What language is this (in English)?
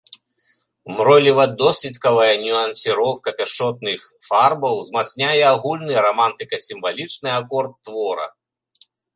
Belarusian